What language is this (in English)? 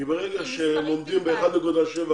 Hebrew